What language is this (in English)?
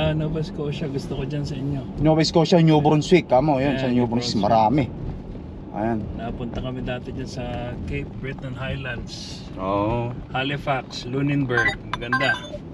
Filipino